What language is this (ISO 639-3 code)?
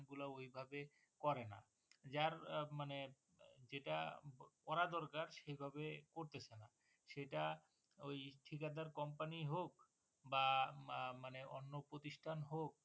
ben